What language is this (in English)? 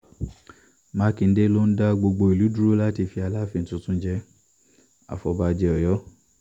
Yoruba